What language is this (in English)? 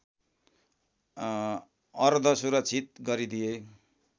Nepali